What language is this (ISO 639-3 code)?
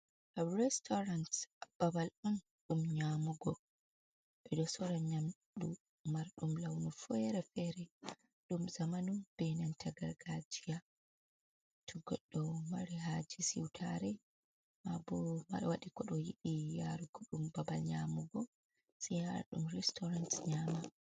ful